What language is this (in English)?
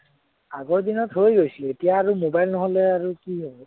Assamese